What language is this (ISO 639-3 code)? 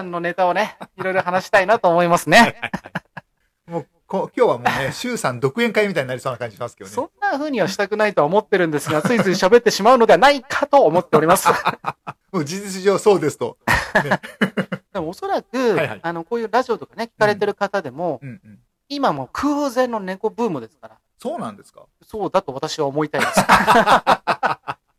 jpn